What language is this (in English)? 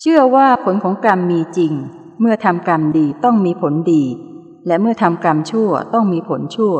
Thai